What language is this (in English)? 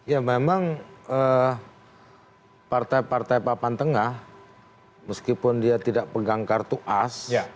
Indonesian